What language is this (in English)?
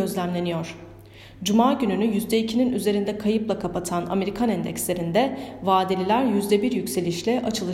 Turkish